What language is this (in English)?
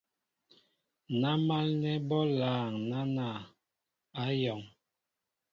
Mbo (Cameroon)